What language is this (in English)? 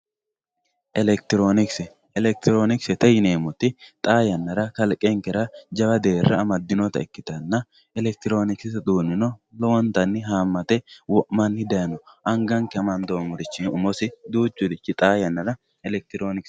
Sidamo